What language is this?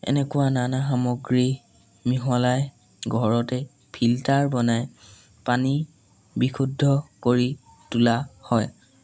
Assamese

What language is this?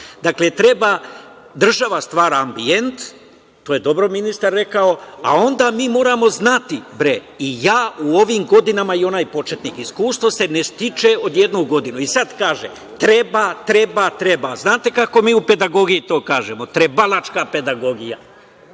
Serbian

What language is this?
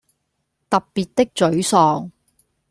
Cantonese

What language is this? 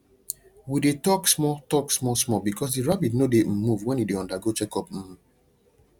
Nigerian Pidgin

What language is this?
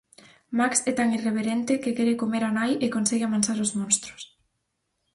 Galician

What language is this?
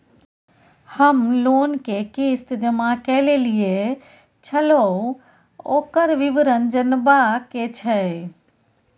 Maithili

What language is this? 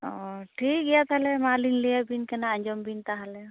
Santali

